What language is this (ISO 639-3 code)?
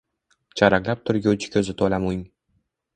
uzb